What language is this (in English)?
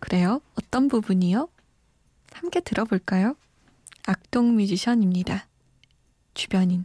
Korean